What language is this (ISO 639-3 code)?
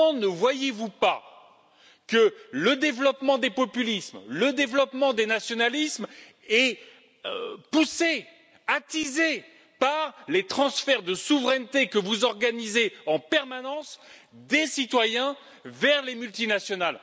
fra